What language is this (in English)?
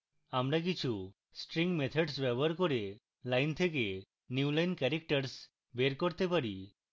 Bangla